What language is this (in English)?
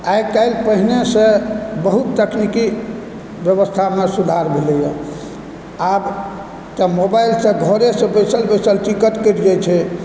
Maithili